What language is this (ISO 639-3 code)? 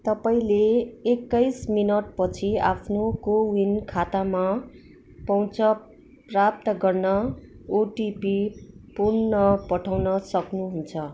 nep